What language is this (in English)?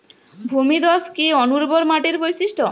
Bangla